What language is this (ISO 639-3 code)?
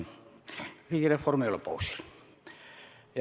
est